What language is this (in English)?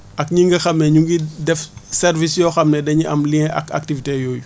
Wolof